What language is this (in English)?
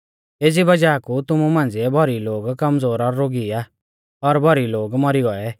Mahasu Pahari